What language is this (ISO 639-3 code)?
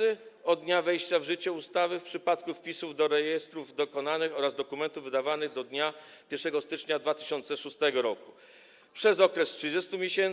pol